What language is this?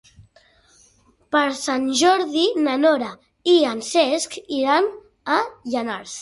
Catalan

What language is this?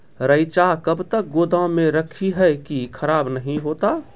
Maithili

